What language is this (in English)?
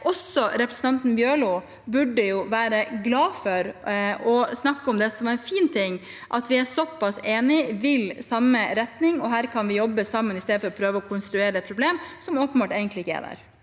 Norwegian